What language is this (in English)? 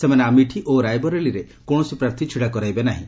Odia